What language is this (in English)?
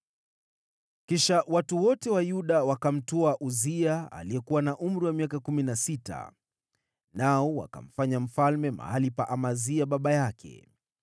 Swahili